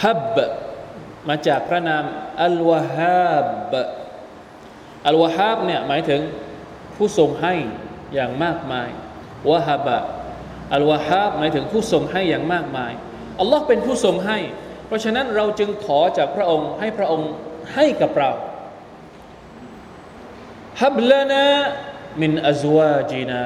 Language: Thai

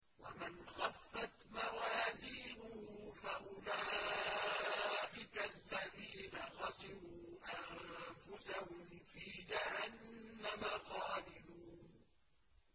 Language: Arabic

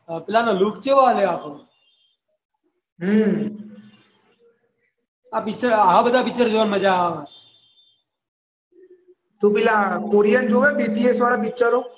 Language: Gujarati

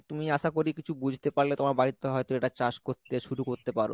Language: Bangla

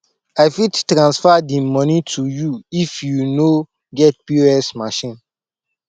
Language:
Nigerian Pidgin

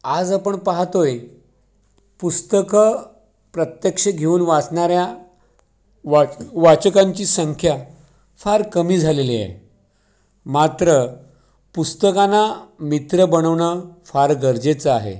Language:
Marathi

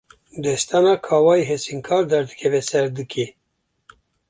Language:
Kurdish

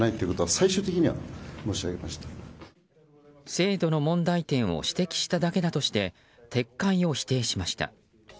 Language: Japanese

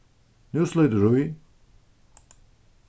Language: Faroese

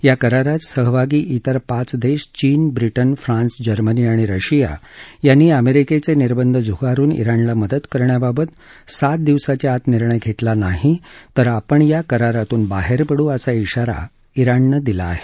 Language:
Marathi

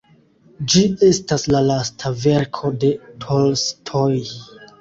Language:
Esperanto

